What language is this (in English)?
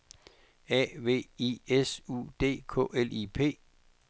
Danish